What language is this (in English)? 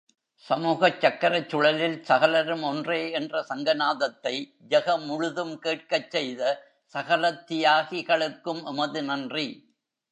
Tamil